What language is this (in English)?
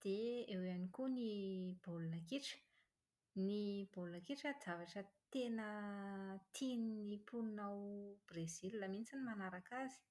Malagasy